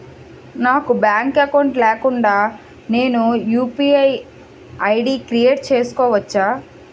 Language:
Telugu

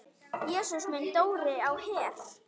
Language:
Icelandic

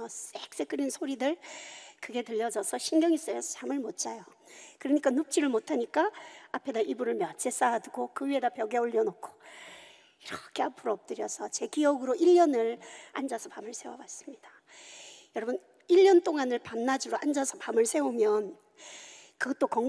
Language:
Korean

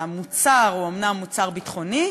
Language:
Hebrew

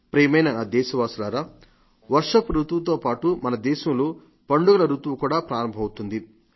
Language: Telugu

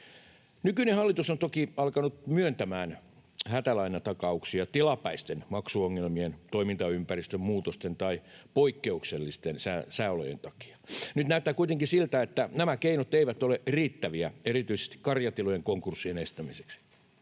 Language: Finnish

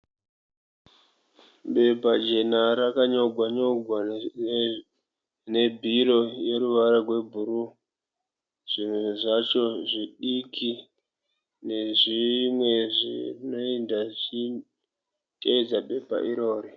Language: Shona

